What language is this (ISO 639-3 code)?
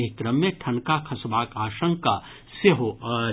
mai